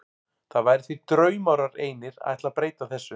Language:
Icelandic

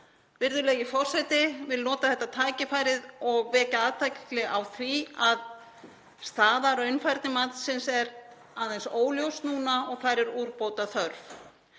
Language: Icelandic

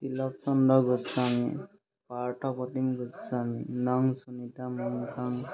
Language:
Assamese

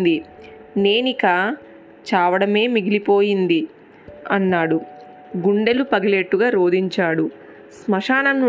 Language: Telugu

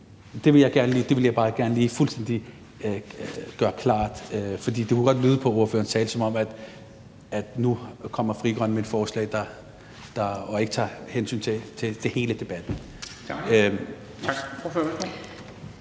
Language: Danish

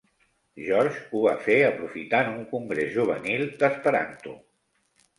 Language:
Catalan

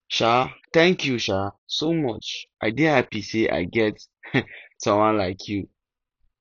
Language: Nigerian Pidgin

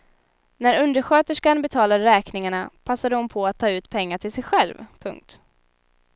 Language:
Swedish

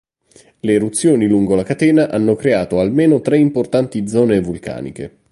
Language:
Italian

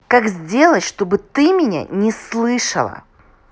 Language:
Russian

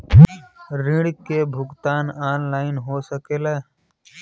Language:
Bhojpuri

